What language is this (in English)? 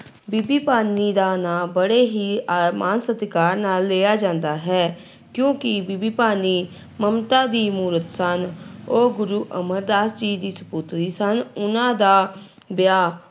Punjabi